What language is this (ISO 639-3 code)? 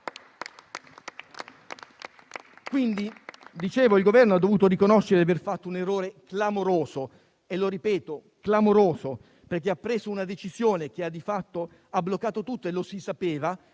ita